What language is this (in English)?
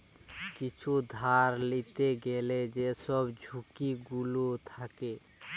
Bangla